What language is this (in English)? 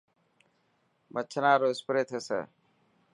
Dhatki